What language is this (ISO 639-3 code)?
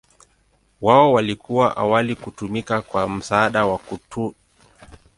swa